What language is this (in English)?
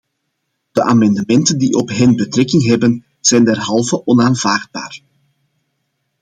Dutch